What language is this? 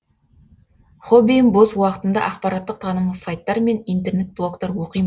Kazakh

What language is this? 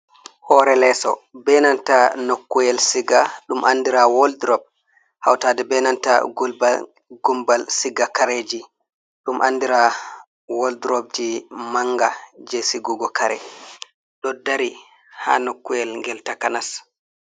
Fula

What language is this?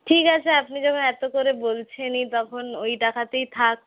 Bangla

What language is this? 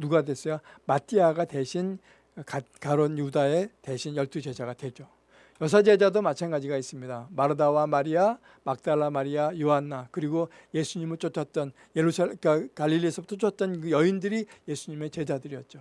Korean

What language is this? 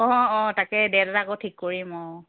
Assamese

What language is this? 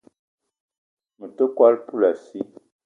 Eton (Cameroon)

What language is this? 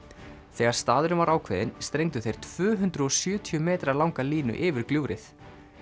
Icelandic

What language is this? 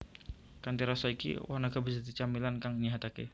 Javanese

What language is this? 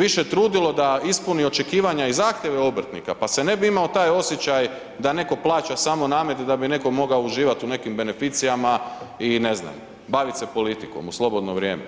Croatian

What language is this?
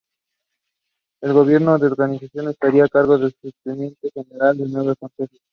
Spanish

